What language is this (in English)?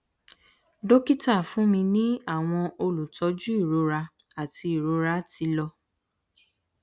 Yoruba